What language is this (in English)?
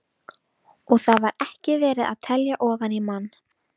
Icelandic